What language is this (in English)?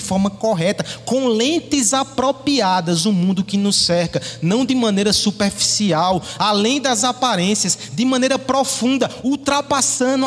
Portuguese